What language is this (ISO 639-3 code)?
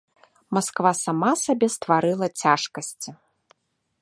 bel